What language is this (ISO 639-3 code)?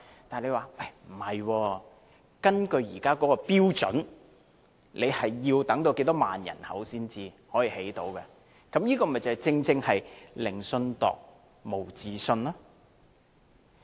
yue